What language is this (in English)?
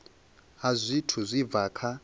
Venda